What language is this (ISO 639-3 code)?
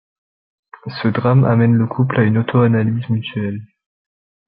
fra